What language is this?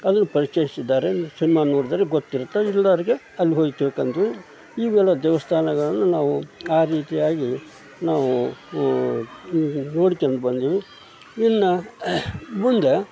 Kannada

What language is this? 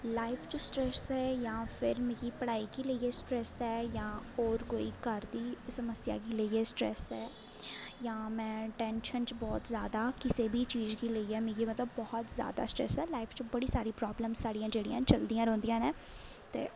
Dogri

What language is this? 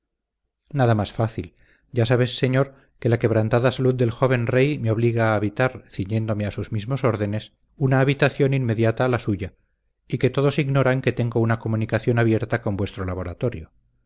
Spanish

